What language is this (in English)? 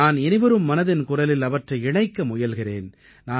Tamil